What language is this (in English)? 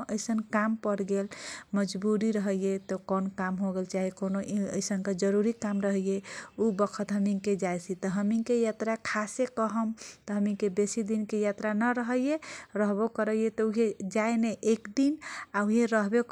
Kochila Tharu